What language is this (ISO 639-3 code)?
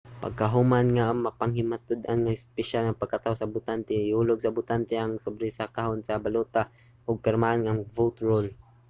ceb